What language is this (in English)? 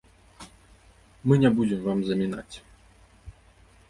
Belarusian